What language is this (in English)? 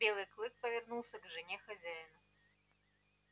Russian